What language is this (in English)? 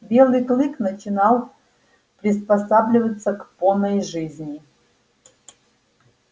Russian